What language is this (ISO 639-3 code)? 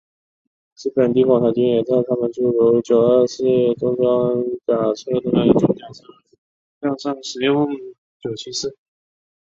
zho